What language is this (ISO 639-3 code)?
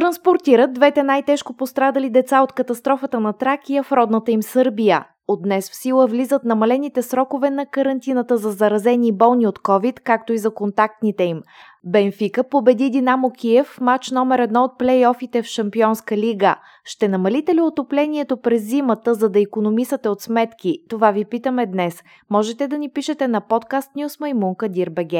bul